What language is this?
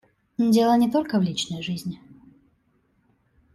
Russian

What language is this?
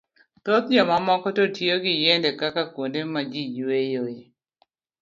Luo (Kenya and Tanzania)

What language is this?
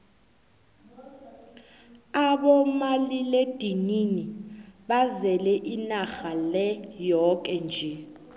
South Ndebele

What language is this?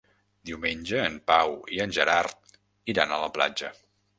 Catalan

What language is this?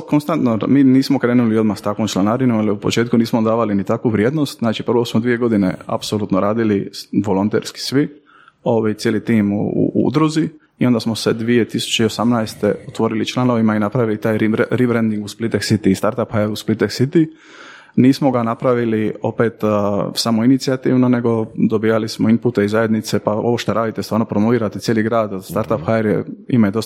Croatian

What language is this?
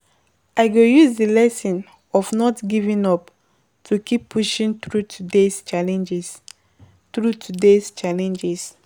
Nigerian Pidgin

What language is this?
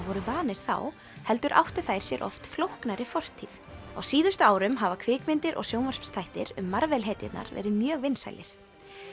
Icelandic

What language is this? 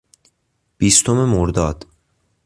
Persian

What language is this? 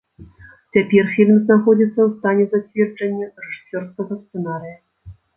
Belarusian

